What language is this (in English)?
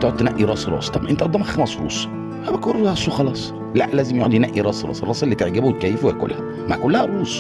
Arabic